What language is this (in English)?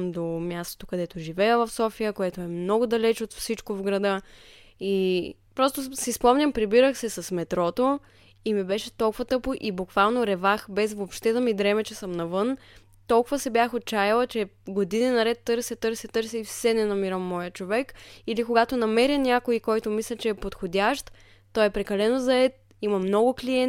Bulgarian